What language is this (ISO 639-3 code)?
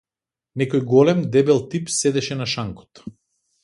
mkd